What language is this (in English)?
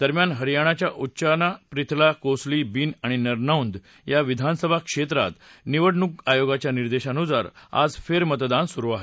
Marathi